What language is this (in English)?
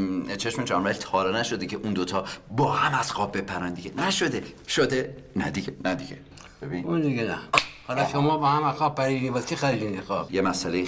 Persian